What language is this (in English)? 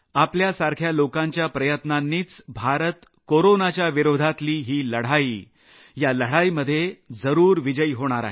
Marathi